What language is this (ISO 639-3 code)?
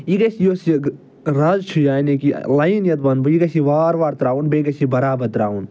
kas